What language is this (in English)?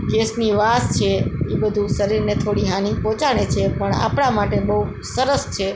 Gujarati